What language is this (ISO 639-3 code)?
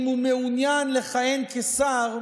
heb